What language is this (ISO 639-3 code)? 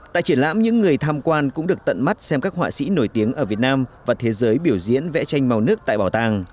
vie